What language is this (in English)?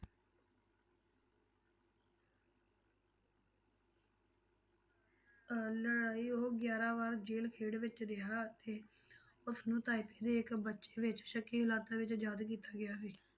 Punjabi